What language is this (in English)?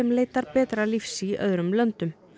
Icelandic